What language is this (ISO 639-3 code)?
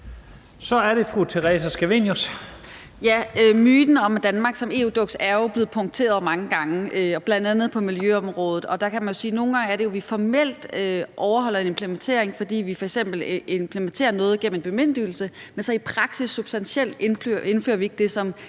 dan